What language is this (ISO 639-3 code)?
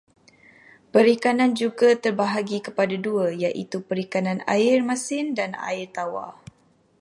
msa